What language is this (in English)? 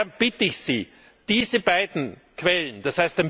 German